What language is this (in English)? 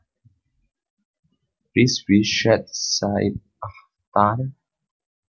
Javanese